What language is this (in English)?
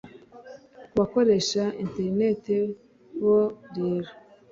Kinyarwanda